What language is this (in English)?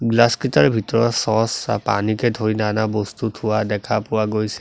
Assamese